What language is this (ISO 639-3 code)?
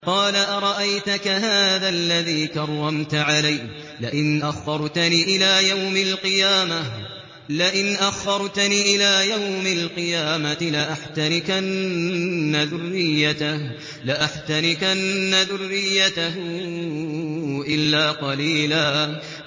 ara